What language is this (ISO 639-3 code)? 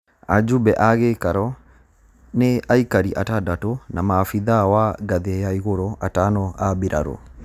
kik